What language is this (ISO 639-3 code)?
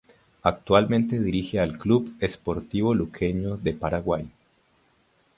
spa